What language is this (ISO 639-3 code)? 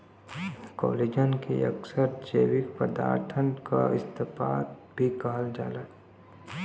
bho